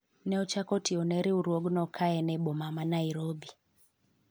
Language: Luo (Kenya and Tanzania)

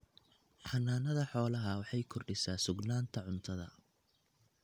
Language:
Somali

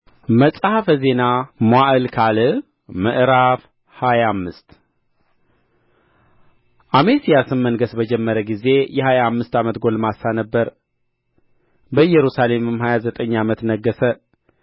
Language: Amharic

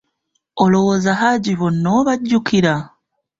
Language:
Ganda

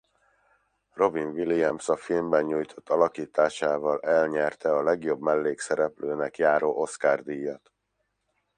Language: Hungarian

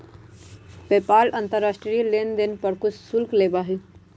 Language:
Magahi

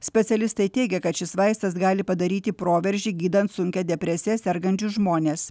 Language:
Lithuanian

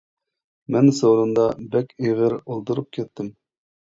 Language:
Uyghur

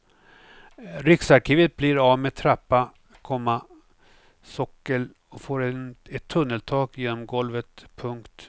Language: Swedish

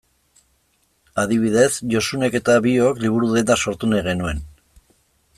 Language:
Basque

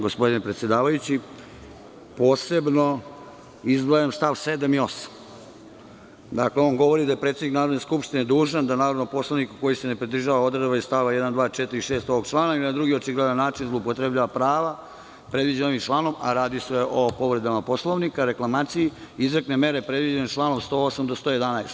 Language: Serbian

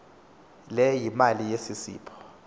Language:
Xhosa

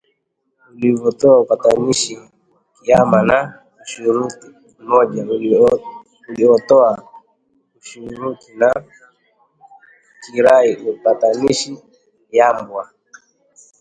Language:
Swahili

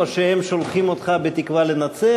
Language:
Hebrew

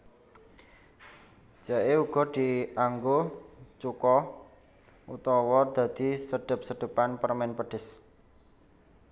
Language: Javanese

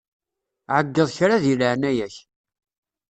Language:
Kabyle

